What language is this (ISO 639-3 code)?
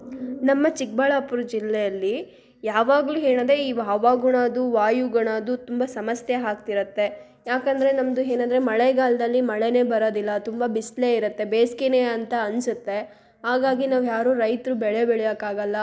kan